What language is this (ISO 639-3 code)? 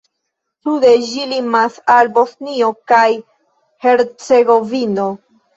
epo